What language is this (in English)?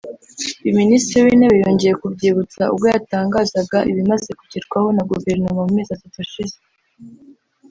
Kinyarwanda